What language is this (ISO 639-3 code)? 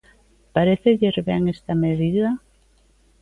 glg